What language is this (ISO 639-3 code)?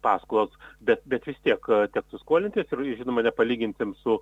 lit